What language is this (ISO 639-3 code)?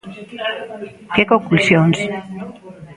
glg